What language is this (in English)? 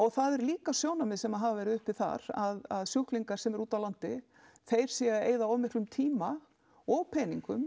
Icelandic